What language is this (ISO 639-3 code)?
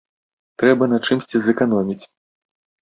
bel